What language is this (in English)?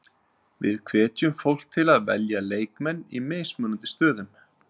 Icelandic